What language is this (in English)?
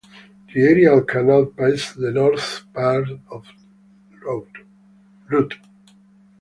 English